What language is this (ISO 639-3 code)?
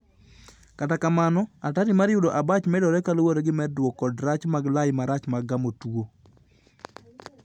luo